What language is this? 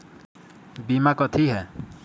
Magahi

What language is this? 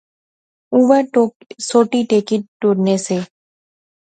Pahari-Potwari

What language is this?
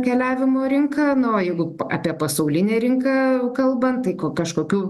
Lithuanian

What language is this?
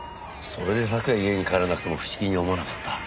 Japanese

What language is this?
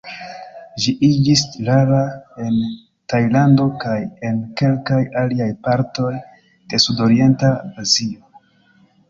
Esperanto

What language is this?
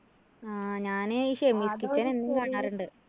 Malayalam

